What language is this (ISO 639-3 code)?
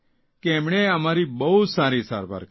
guj